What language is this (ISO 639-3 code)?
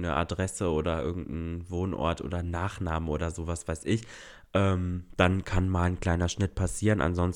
deu